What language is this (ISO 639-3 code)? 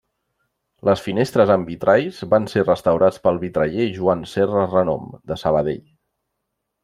cat